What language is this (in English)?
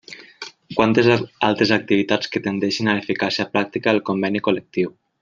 Catalan